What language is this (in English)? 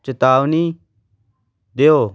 Punjabi